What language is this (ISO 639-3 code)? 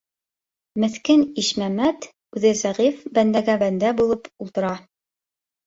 bak